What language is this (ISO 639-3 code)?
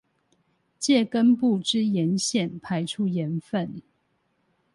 zho